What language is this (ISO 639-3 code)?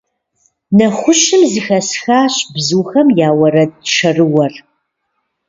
kbd